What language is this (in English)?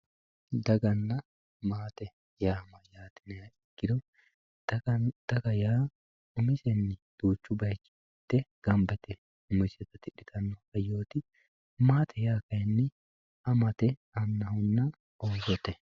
Sidamo